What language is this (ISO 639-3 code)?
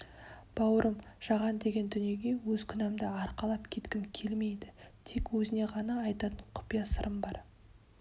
kaz